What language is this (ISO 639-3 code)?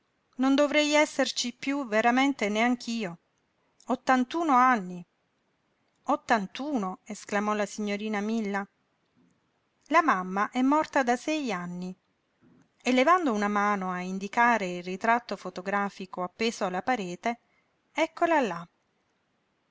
ita